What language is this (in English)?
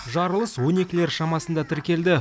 Kazakh